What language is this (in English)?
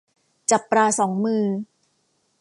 Thai